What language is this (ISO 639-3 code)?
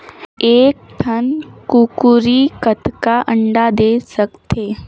hne